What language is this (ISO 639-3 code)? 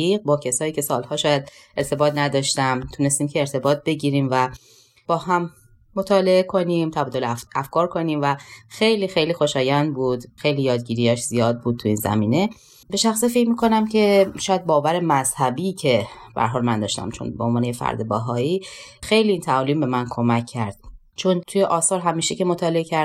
fas